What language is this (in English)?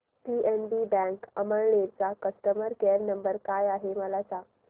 Marathi